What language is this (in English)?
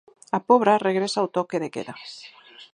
Galician